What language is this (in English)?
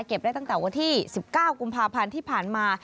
Thai